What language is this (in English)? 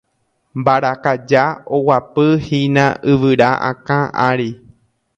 Guarani